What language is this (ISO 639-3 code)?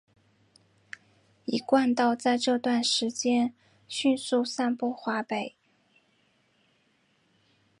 zho